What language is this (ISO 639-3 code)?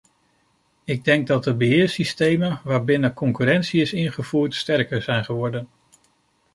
nld